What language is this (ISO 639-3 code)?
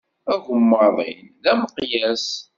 kab